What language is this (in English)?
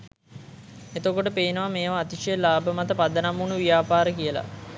Sinhala